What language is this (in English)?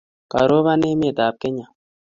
Kalenjin